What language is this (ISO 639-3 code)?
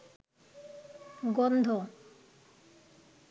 ben